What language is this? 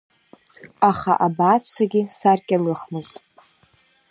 Abkhazian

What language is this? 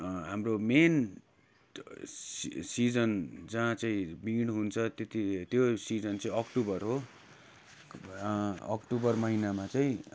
Nepali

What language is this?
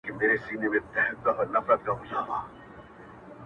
Pashto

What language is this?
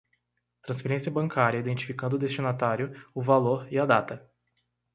Portuguese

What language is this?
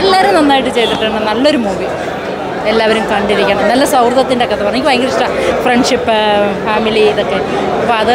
Malayalam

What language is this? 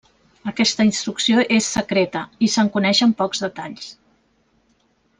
Catalan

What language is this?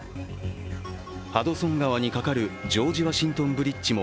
Japanese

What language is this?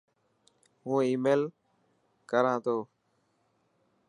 Dhatki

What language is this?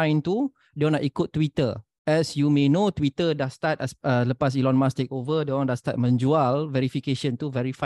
Malay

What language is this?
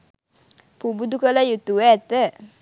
Sinhala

